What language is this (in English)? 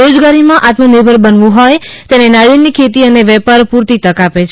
Gujarati